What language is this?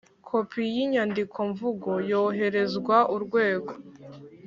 Kinyarwanda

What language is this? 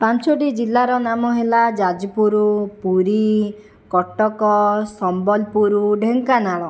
Odia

